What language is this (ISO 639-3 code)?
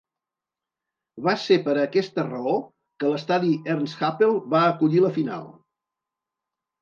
cat